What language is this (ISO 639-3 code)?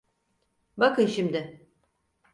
tur